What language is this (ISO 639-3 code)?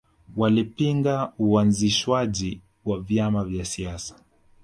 swa